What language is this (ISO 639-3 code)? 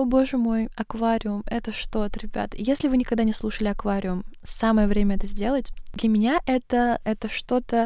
rus